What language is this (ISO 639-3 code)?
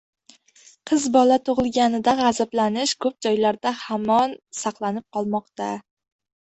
uzb